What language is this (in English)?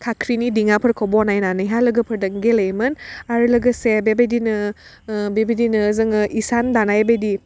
Bodo